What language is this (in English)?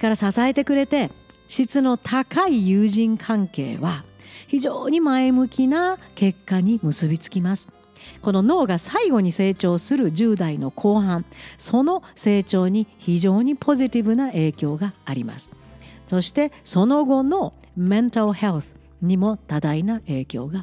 Japanese